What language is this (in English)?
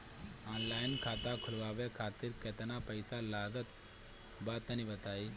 Bhojpuri